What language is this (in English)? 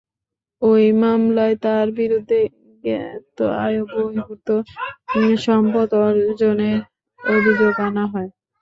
Bangla